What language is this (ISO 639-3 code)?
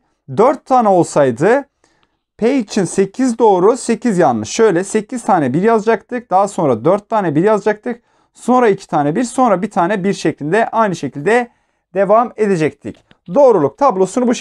tur